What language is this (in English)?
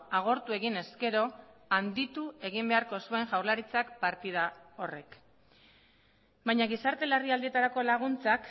Basque